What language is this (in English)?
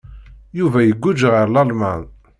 Kabyle